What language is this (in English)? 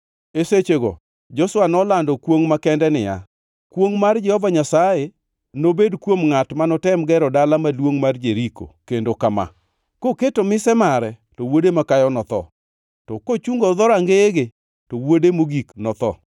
Luo (Kenya and Tanzania)